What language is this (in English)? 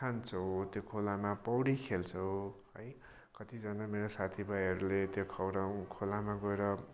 Nepali